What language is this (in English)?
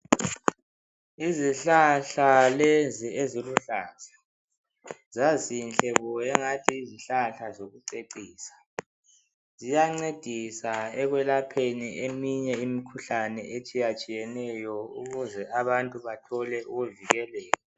North Ndebele